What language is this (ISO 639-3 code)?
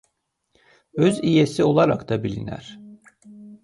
aze